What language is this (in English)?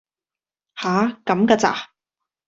Cantonese